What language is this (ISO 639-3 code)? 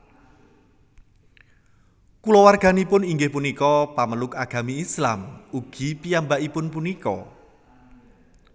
jav